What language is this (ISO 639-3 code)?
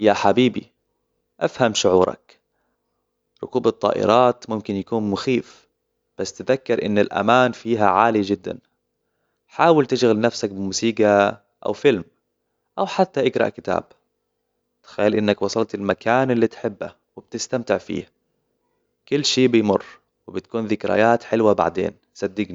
acw